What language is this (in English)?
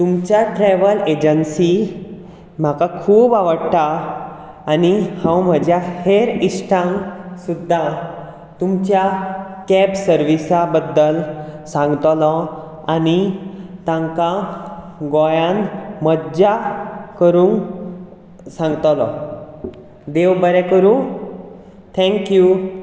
Konkani